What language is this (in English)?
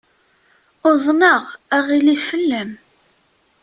Kabyle